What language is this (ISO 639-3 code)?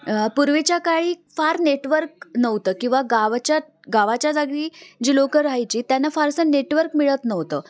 mar